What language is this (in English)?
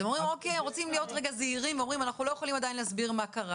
Hebrew